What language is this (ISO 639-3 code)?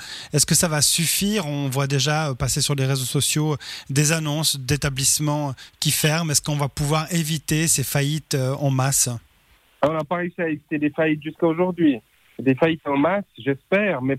fra